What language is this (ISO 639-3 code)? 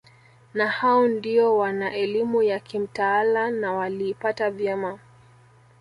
swa